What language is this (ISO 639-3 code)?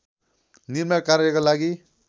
nep